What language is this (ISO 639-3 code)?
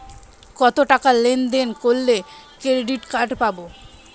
ben